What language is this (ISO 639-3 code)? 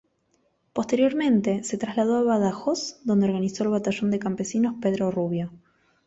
spa